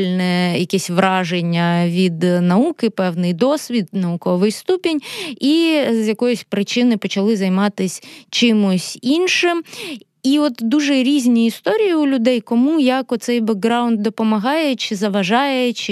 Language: Ukrainian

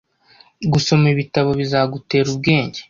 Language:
Kinyarwanda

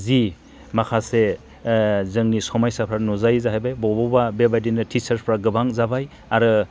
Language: Bodo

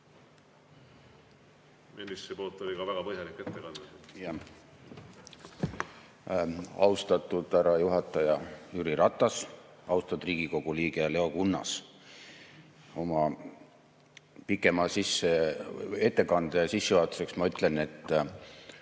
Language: Estonian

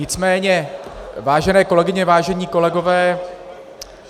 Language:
Czech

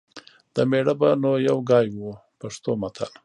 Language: Pashto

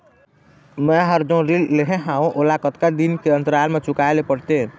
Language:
Chhattisgarhi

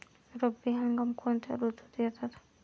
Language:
Marathi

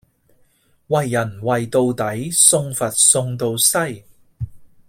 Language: Cantonese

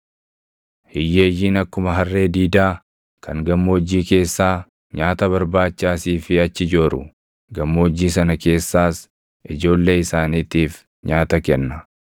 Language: Oromo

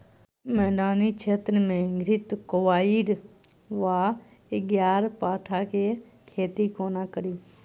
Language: Maithili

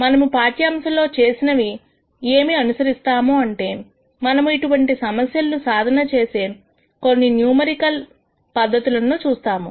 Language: Telugu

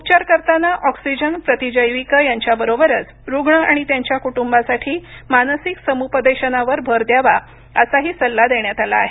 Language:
Marathi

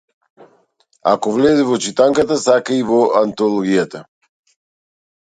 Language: Macedonian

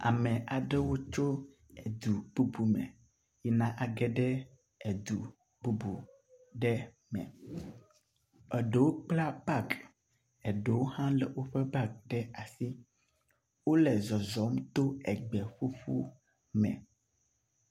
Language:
Ewe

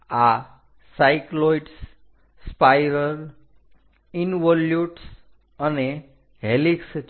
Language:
Gujarati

